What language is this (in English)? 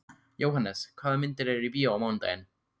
Icelandic